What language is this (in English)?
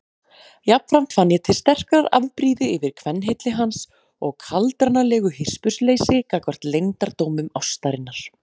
Icelandic